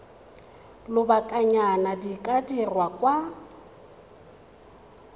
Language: Tswana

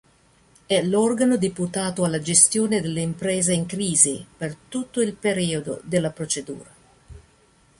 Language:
Italian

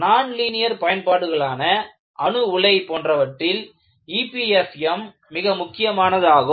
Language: Tamil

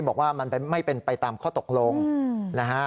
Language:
Thai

